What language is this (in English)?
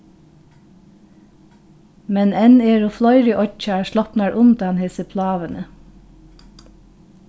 Faroese